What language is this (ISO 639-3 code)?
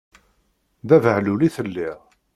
kab